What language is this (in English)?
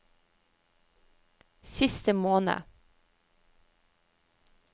Norwegian